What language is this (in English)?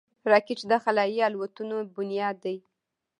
Pashto